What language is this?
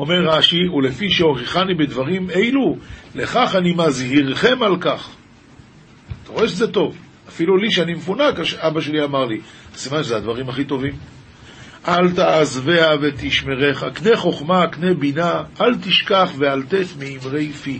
Hebrew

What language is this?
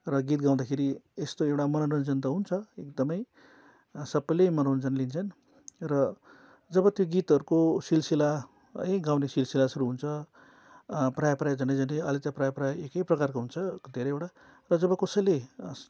Nepali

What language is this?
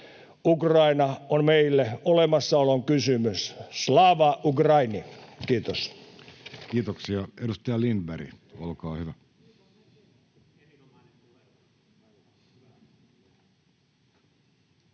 Finnish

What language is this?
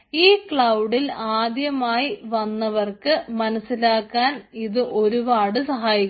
Malayalam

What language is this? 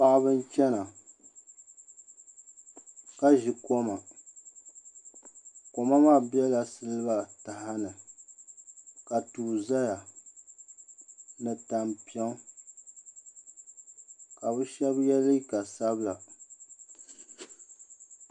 Dagbani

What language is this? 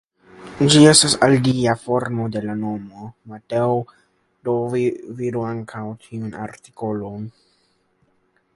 Esperanto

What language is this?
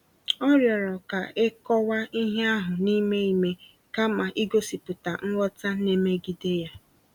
Igbo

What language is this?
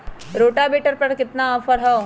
Magahi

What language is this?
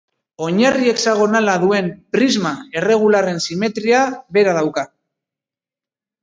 Basque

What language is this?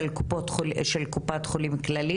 Hebrew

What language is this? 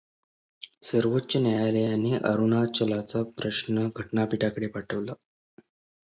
Marathi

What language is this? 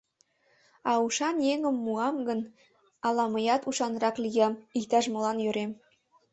Mari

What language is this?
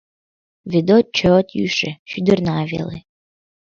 Mari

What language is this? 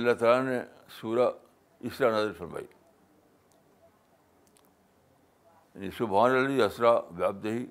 Urdu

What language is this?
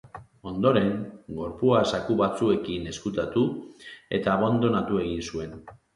Basque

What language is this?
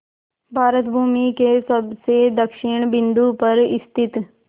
Hindi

